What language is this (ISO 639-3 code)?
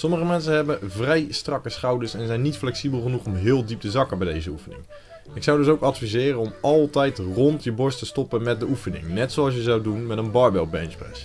nld